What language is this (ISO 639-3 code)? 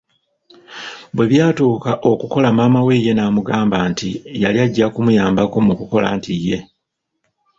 lug